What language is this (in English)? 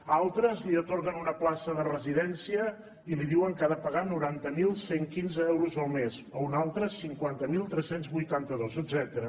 Catalan